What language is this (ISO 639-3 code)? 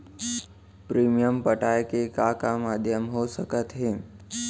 hne